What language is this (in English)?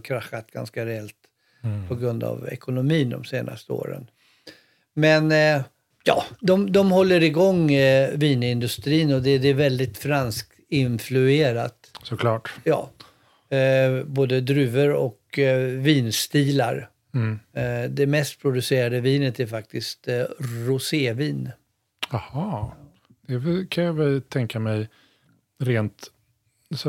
Swedish